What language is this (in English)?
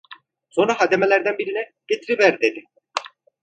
Turkish